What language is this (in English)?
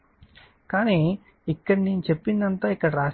Telugu